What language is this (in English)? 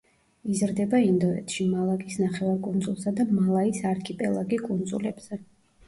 Georgian